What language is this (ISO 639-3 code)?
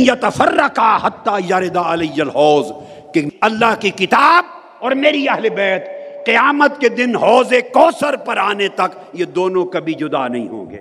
urd